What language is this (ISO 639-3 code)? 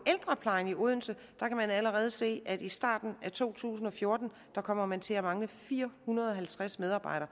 dan